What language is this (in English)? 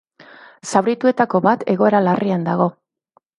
Basque